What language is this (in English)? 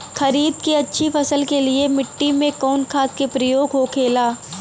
Bhojpuri